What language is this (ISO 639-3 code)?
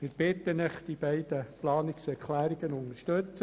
gsw